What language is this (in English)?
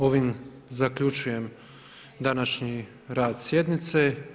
Croatian